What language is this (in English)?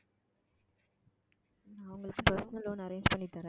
Tamil